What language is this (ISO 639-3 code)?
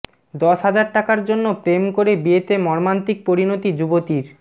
ben